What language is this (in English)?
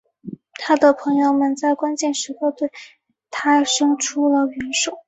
Chinese